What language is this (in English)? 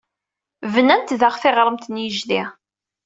Kabyle